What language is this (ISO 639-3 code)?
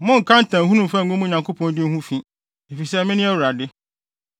aka